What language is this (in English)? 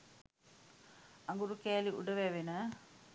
Sinhala